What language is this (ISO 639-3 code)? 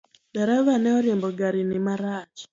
luo